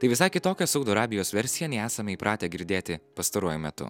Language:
Lithuanian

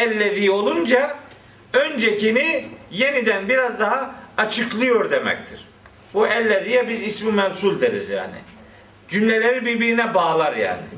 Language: Turkish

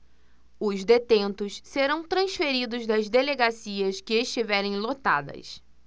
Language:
Portuguese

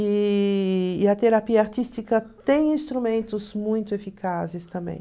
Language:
Portuguese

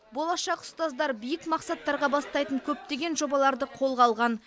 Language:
Kazakh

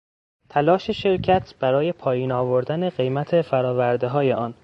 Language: Persian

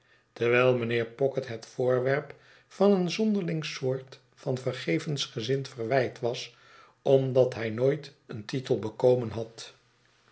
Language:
Dutch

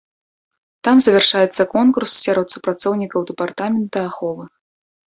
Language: Belarusian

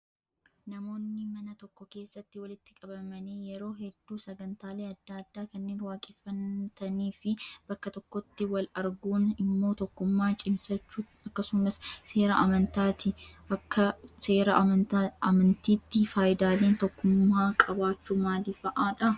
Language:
Oromo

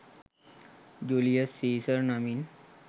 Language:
Sinhala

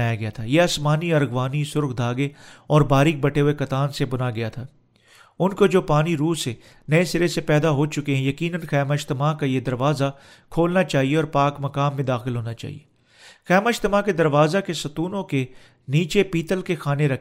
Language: Urdu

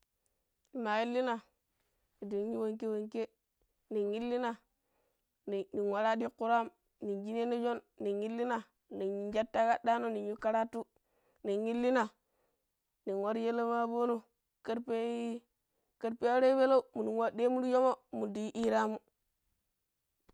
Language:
Pero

